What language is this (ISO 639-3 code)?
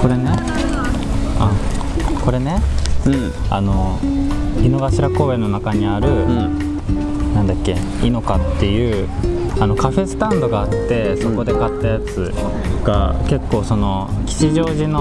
jpn